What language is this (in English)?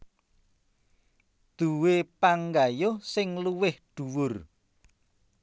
Javanese